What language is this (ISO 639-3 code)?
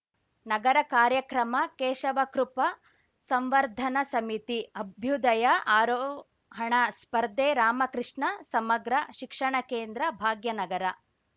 kan